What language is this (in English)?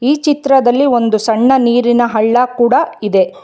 Kannada